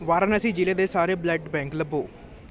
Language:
Punjabi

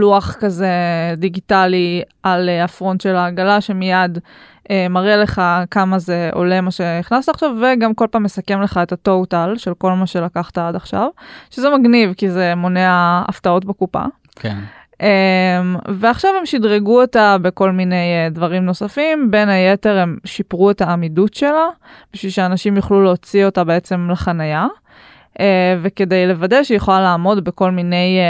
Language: Hebrew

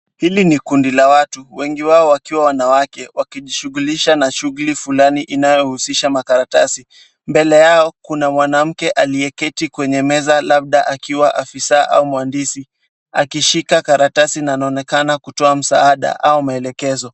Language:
Swahili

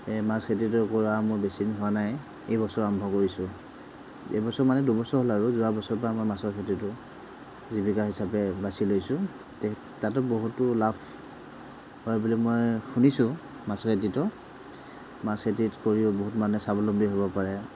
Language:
Assamese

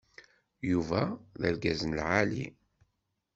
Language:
Kabyle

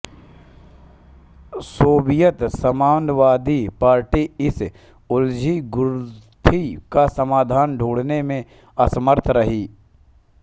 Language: Hindi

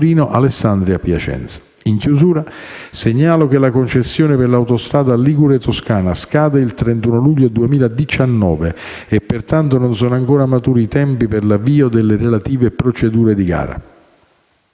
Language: Italian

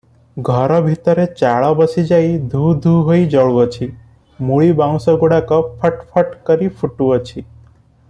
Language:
Odia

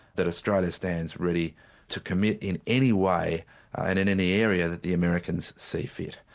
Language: English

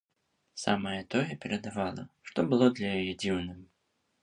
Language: Belarusian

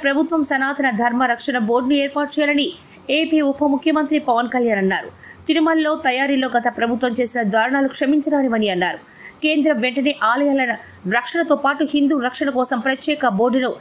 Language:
Telugu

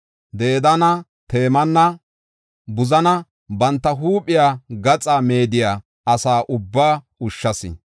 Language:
Gofa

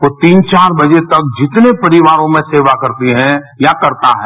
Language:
Hindi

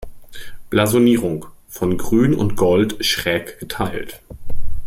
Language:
German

